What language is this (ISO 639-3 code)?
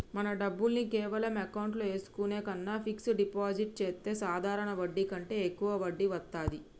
tel